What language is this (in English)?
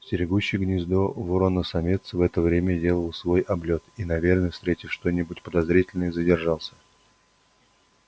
Russian